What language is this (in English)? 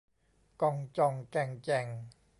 Thai